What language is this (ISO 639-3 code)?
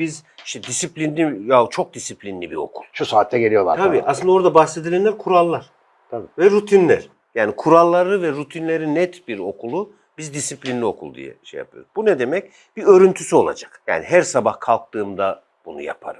tur